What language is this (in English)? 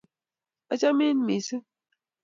Kalenjin